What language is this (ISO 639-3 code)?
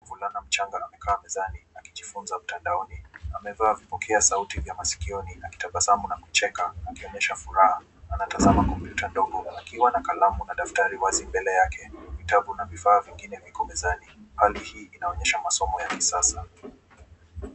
swa